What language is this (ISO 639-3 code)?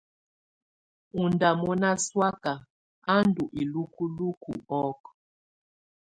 tvu